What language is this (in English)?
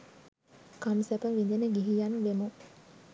Sinhala